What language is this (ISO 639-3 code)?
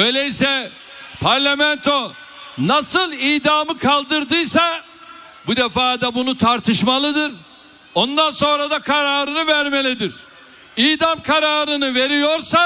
tur